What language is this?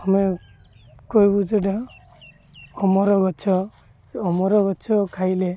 Odia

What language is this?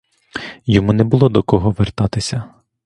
Ukrainian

